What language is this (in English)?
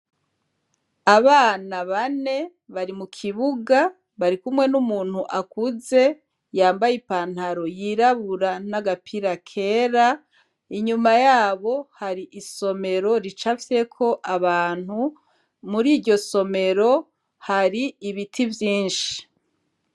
Rundi